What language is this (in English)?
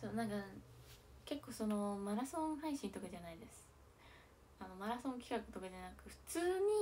Japanese